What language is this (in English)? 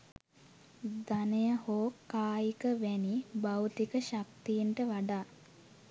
Sinhala